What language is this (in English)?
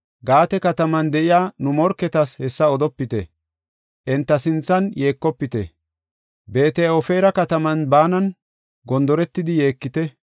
Gofa